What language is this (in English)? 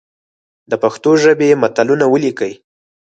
Pashto